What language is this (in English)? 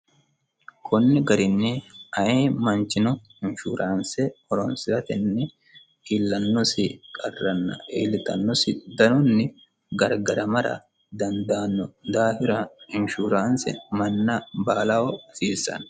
Sidamo